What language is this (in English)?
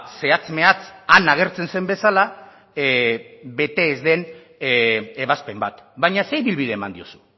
Basque